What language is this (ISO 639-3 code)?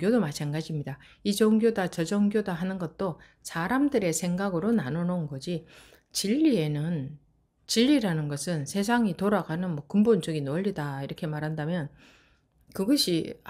kor